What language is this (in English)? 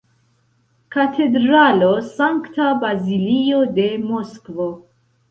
Esperanto